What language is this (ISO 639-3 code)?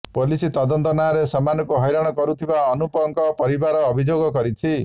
ori